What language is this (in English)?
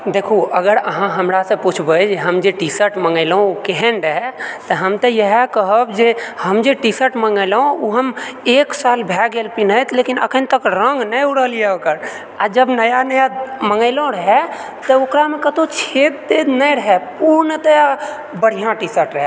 Maithili